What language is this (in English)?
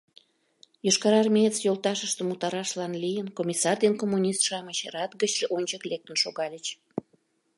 Mari